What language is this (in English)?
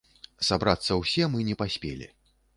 Belarusian